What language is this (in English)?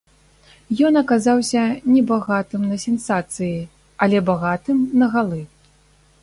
Belarusian